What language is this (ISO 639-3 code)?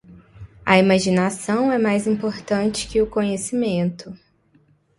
por